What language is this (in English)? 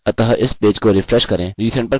Hindi